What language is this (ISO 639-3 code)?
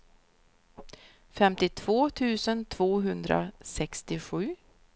swe